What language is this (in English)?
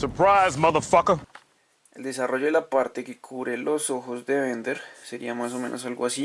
Spanish